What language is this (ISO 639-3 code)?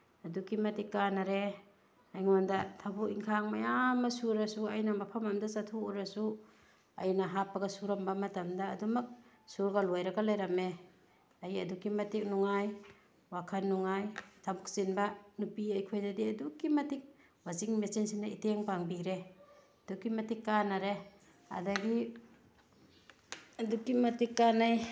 mni